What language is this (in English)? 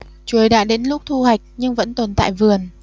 Vietnamese